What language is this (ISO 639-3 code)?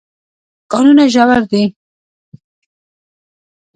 pus